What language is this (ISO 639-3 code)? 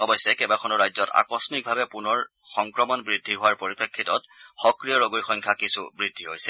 asm